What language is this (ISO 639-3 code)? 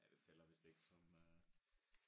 dan